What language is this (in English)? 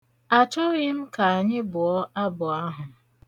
Igbo